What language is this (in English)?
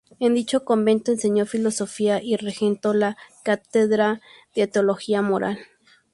Spanish